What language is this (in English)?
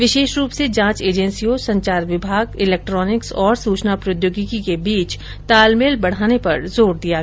Hindi